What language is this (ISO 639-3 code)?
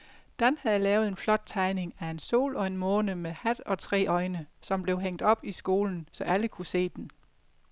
dan